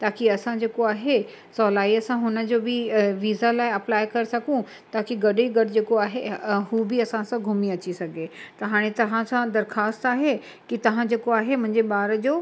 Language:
Sindhi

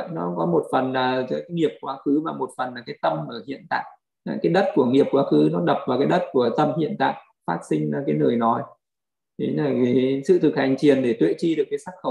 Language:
Vietnamese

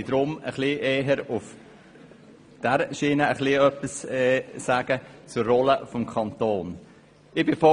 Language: Swiss German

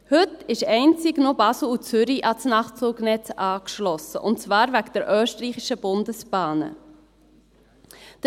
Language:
Swiss German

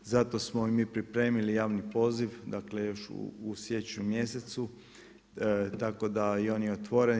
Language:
Croatian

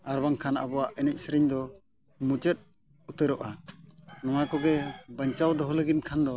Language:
Santali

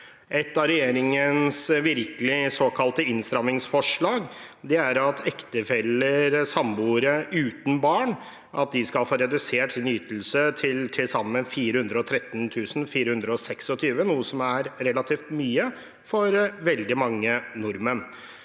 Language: Norwegian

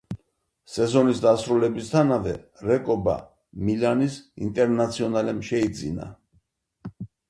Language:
Georgian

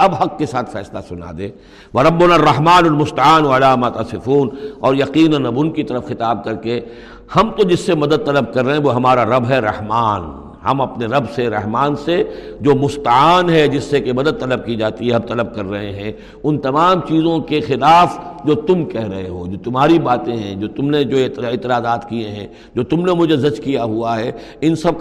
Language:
Urdu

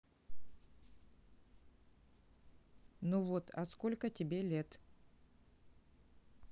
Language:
Russian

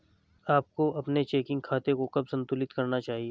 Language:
Hindi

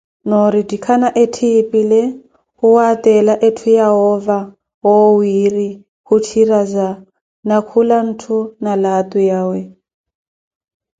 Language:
Koti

